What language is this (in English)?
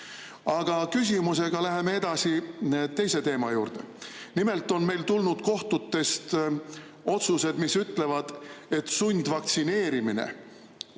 Estonian